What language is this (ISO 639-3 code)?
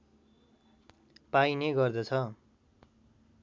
nep